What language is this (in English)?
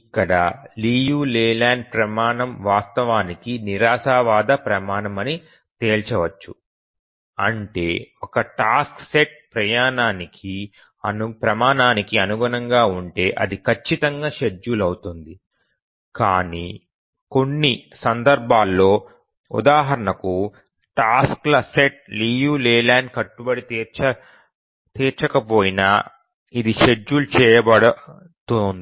Telugu